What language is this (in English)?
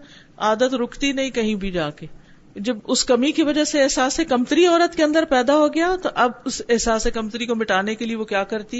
Urdu